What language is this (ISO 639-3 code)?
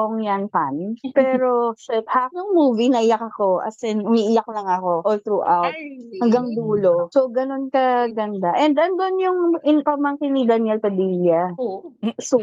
fil